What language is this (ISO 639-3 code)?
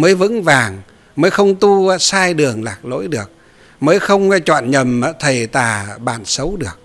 vie